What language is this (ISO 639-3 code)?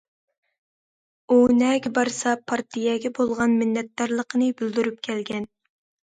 uig